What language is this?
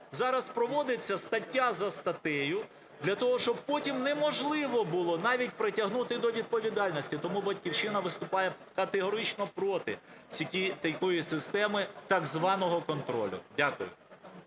Ukrainian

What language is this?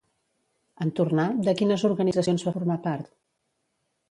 Catalan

